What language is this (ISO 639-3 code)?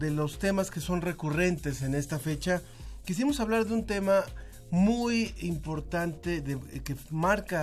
spa